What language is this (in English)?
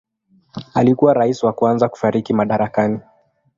Swahili